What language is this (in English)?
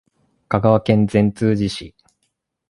Japanese